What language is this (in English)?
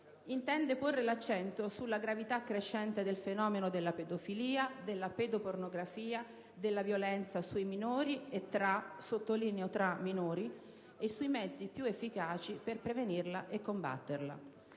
Italian